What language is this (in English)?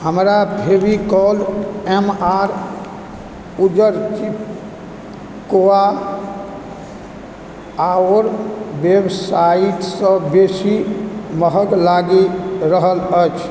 Maithili